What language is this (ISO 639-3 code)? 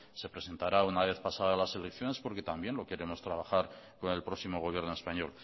spa